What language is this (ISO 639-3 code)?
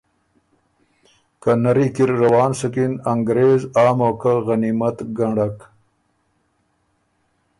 oru